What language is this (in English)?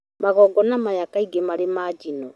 Kikuyu